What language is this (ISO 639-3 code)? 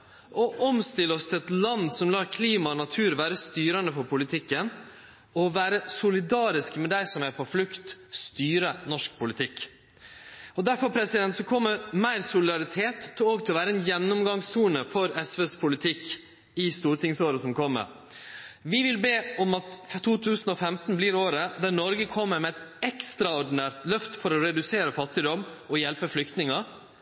nno